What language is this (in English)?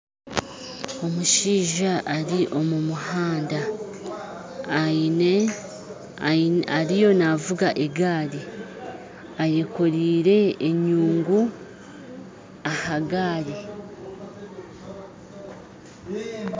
Nyankole